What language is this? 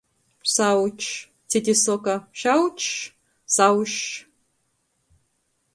Latgalian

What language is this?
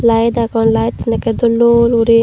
Chakma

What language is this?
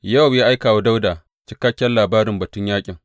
Hausa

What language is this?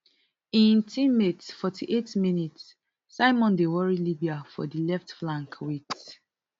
Nigerian Pidgin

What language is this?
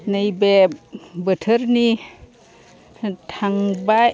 Bodo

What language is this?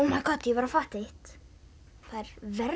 Icelandic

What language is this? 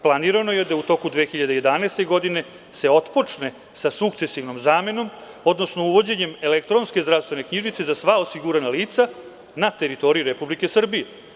Serbian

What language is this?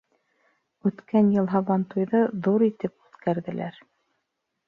Bashkir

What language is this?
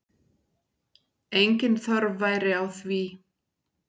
Icelandic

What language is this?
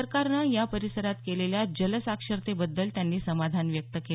Marathi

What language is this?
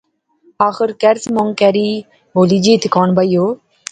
Pahari-Potwari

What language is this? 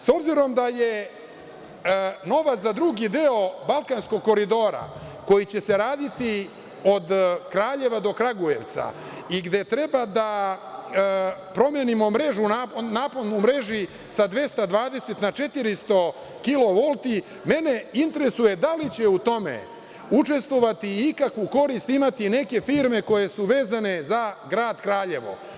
Serbian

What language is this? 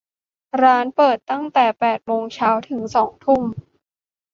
Thai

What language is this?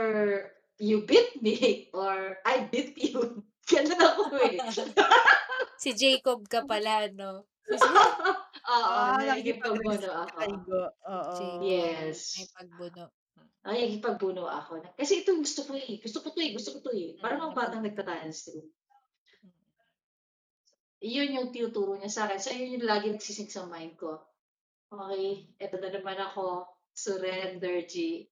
Filipino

